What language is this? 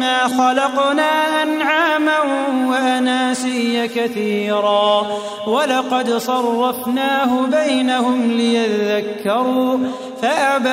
Arabic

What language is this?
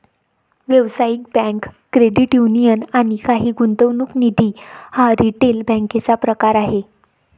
Marathi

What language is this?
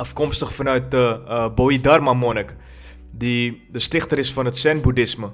Dutch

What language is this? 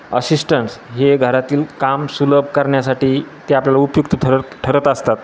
Marathi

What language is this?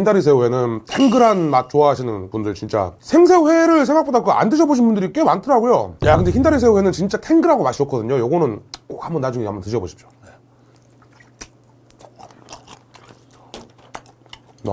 Korean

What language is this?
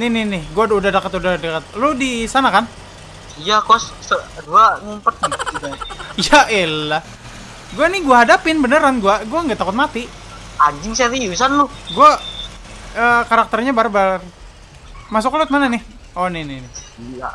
Indonesian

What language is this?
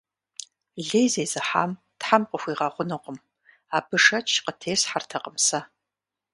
Kabardian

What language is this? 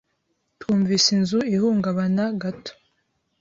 Kinyarwanda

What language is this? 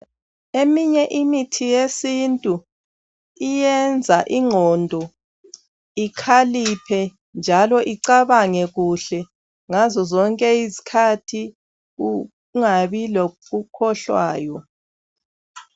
North Ndebele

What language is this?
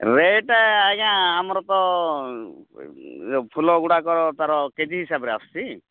Odia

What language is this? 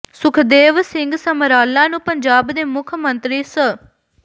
Punjabi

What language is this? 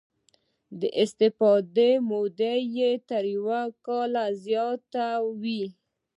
Pashto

